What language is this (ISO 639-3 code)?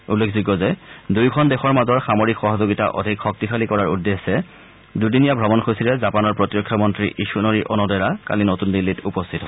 asm